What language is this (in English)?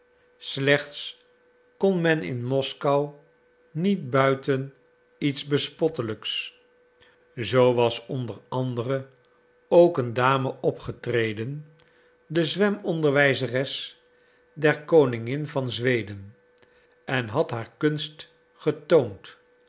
Dutch